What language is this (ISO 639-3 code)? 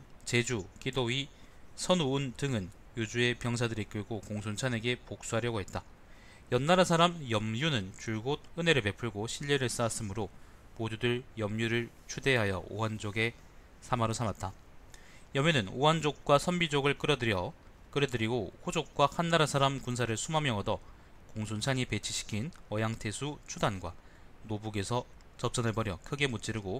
kor